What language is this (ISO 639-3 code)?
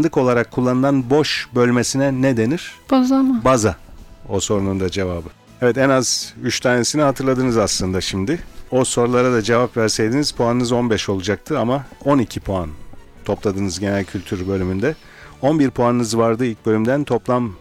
tur